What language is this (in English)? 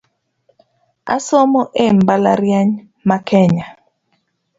Luo (Kenya and Tanzania)